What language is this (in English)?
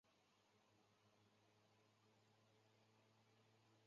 Chinese